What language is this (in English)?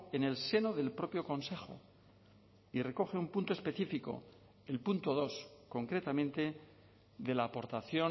Spanish